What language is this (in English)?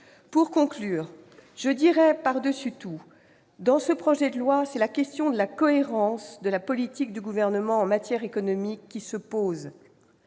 French